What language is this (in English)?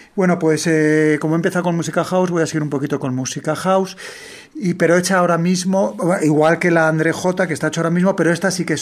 Spanish